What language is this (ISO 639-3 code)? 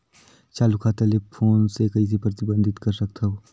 hne